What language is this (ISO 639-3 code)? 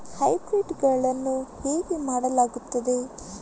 kan